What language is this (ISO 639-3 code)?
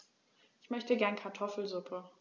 deu